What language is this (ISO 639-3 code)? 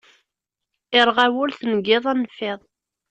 kab